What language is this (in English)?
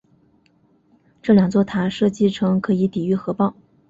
Chinese